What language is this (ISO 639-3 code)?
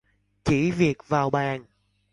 vie